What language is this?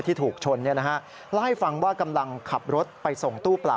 Thai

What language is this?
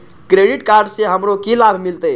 Maithili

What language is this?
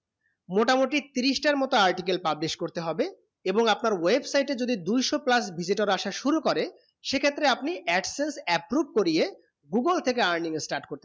Bangla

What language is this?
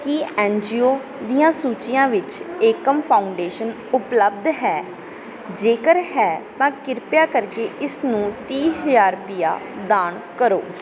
Punjabi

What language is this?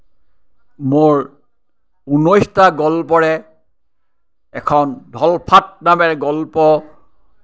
Assamese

